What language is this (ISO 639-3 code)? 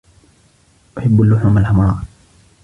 ara